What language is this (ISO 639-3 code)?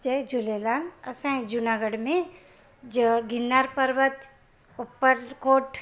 snd